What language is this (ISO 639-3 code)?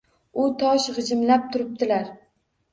uzb